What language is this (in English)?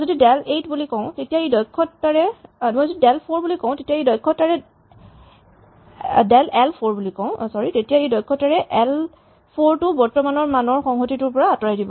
Assamese